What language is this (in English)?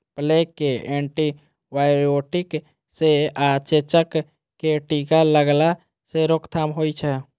Maithili